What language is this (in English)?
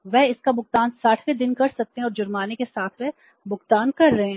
Hindi